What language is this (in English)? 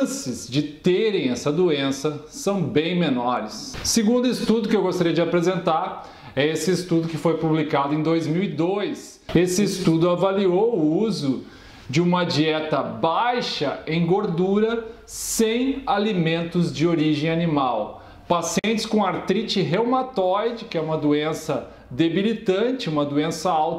Portuguese